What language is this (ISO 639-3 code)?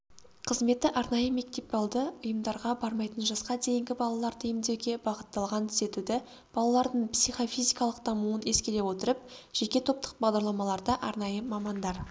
kaz